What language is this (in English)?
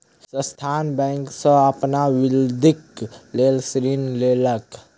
Maithili